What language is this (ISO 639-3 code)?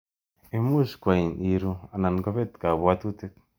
kln